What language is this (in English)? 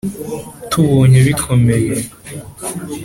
Kinyarwanda